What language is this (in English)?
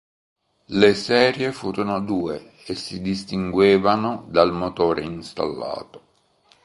Italian